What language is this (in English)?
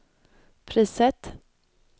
Swedish